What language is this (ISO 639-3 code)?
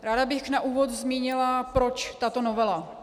ces